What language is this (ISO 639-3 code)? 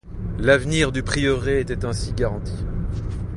fra